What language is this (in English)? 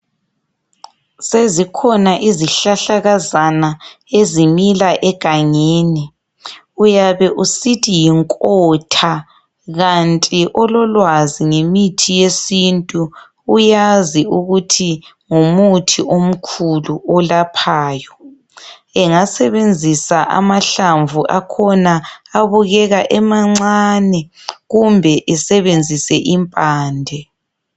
North Ndebele